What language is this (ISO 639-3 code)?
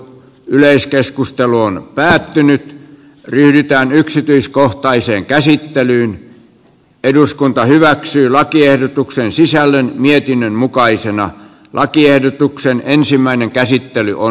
fin